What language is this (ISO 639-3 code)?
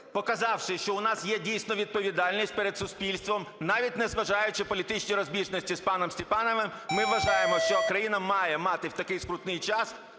ukr